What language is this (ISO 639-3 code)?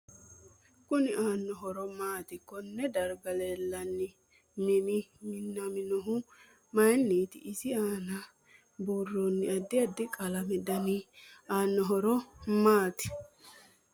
sid